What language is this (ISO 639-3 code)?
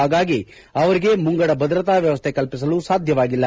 kan